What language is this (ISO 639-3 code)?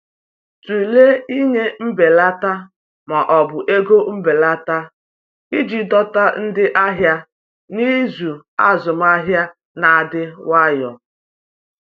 ibo